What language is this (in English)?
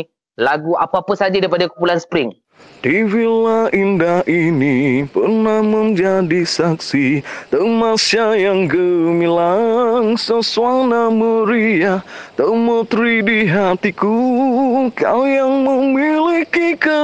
Malay